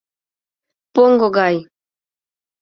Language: Mari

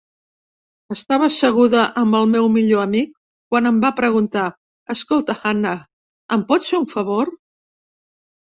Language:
Catalan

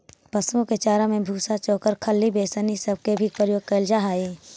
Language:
Magahi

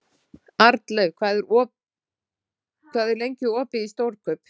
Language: Icelandic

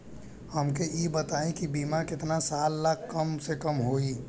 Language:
Bhojpuri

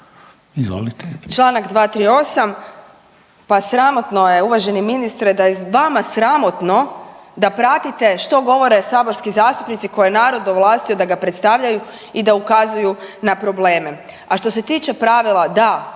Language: Croatian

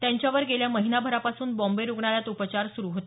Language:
Marathi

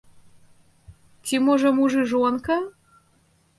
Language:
Belarusian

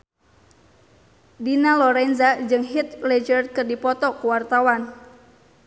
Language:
Sundanese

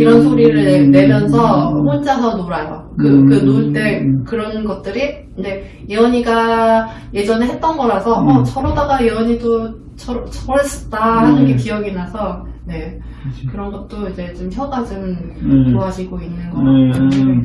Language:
Korean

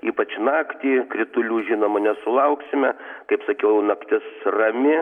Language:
Lithuanian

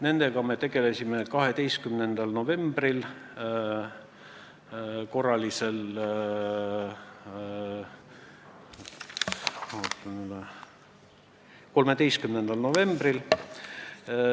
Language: Estonian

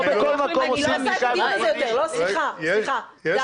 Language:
Hebrew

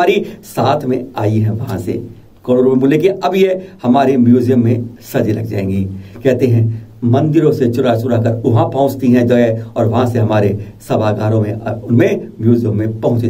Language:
Hindi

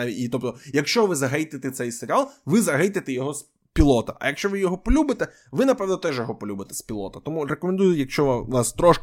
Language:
Ukrainian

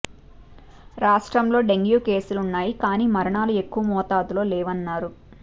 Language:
Telugu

